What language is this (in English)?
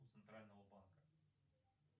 Russian